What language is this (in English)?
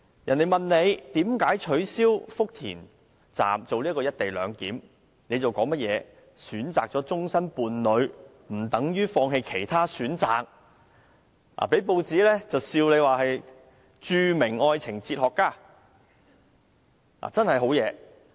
Cantonese